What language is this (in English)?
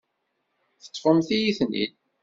Kabyle